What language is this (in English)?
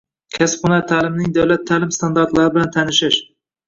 Uzbek